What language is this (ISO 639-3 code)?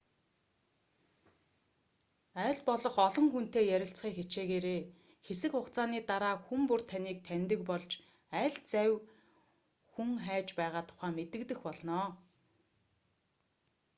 mon